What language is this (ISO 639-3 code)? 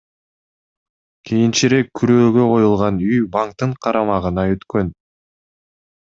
kir